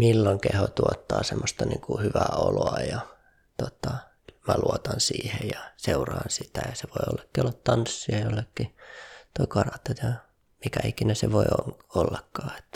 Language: Finnish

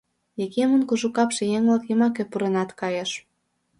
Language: Mari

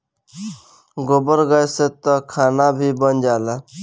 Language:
Bhojpuri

